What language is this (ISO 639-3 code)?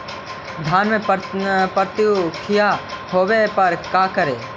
mag